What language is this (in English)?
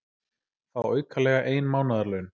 Icelandic